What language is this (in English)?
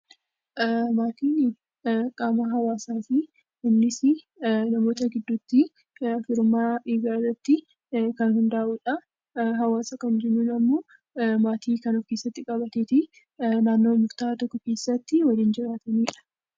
Oromo